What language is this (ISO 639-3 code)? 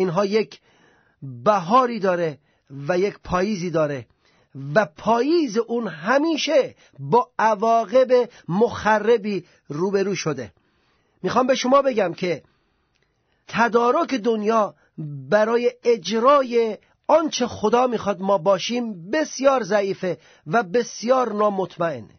fas